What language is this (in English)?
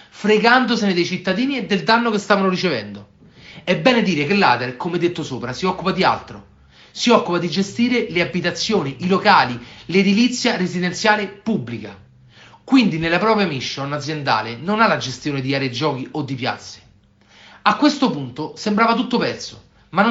Italian